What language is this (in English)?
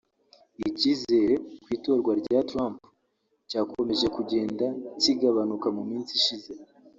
Kinyarwanda